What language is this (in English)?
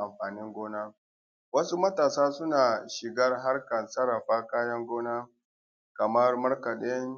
Hausa